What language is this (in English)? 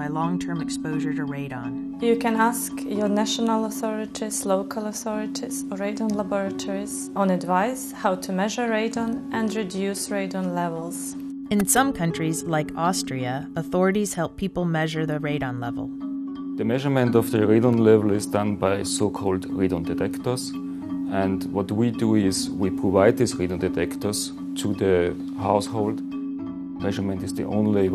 English